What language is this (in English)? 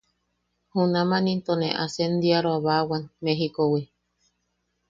Yaqui